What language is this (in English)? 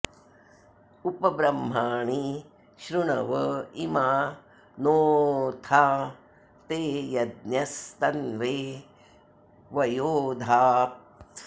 Sanskrit